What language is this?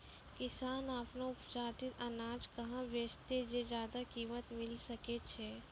Maithili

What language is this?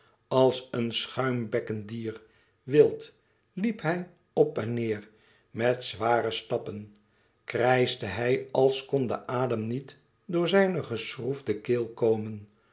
Dutch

